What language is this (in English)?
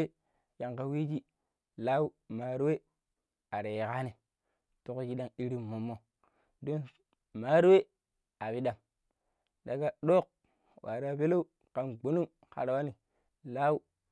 Pero